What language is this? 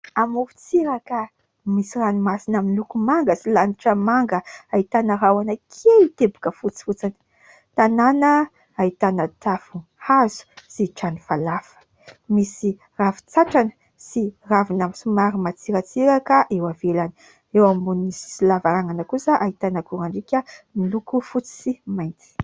Malagasy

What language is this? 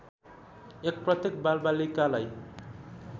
Nepali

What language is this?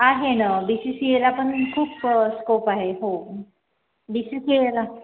Marathi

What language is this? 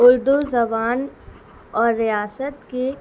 Urdu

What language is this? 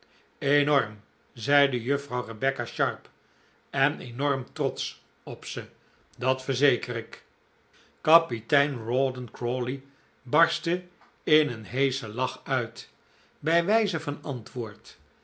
Dutch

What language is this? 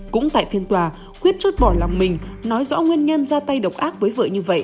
Vietnamese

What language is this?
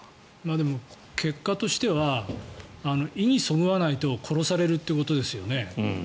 Japanese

